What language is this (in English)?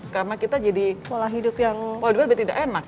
Indonesian